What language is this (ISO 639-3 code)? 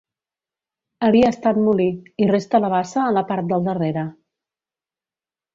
cat